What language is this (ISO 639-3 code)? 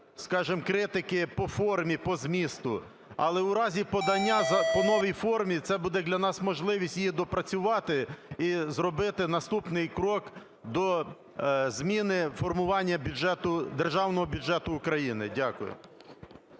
ukr